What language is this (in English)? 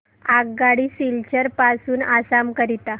Marathi